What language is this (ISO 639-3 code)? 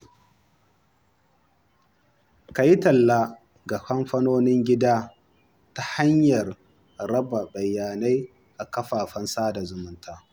hau